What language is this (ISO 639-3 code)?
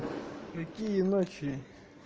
rus